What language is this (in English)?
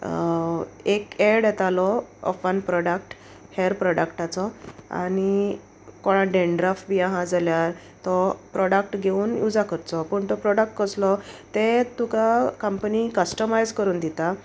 Konkani